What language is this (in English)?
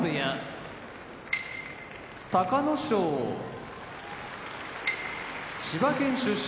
Japanese